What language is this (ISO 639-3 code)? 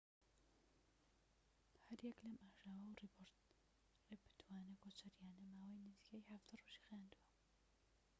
ckb